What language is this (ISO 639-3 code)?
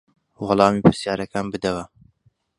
ckb